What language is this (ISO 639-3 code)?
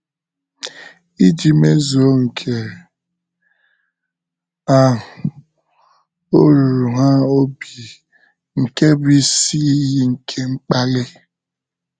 ibo